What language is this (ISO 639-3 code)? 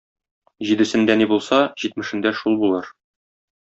tat